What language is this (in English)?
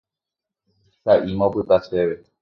Guarani